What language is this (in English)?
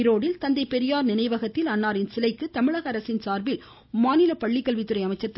Tamil